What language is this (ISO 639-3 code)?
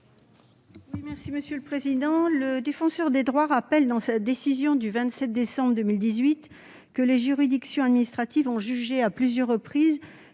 fra